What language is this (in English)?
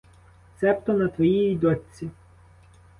Ukrainian